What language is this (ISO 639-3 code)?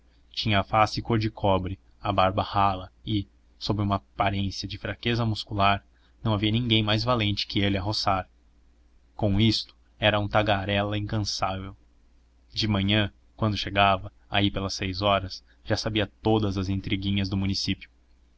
por